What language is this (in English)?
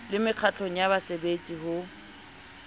Southern Sotho